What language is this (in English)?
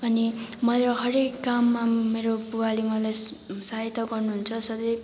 Nepali